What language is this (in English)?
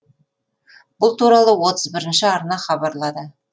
Kazakh